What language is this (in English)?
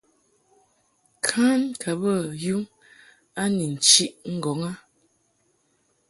Mungaka